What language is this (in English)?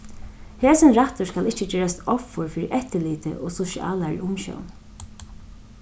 Faroese